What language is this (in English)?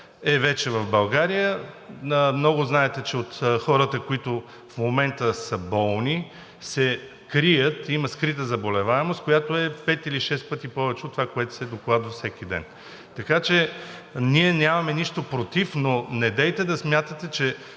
Bulgarian